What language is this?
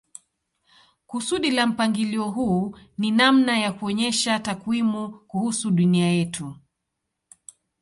Swahili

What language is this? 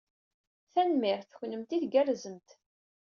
Kabyle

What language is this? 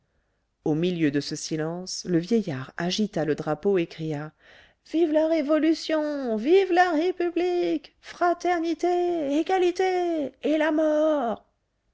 French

